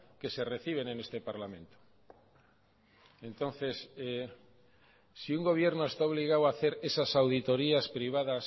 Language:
Spanish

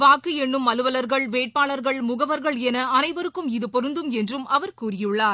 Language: Tamil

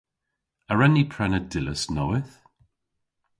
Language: Cornish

